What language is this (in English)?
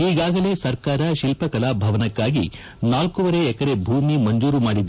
Kannada